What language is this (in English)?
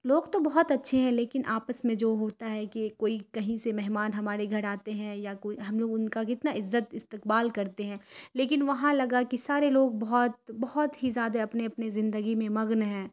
Urdu